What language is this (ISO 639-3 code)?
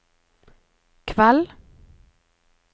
nor